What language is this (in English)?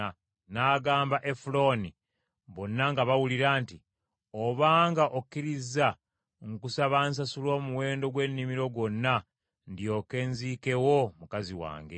Ganda